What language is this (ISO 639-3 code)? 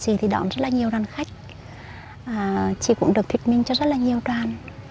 vie